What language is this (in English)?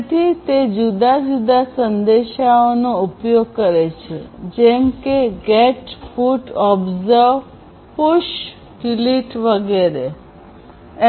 Gujarati